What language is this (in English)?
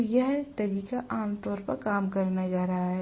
Hindi